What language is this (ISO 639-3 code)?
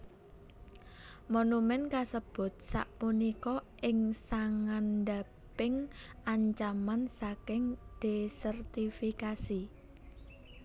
jav